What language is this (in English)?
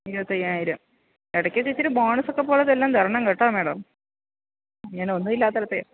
Malayalam